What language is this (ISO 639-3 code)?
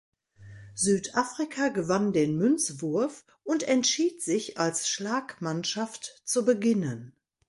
deu